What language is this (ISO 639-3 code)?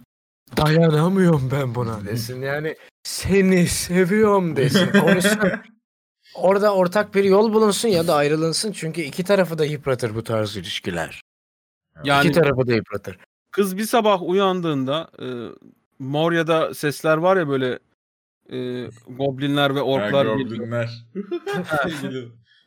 tur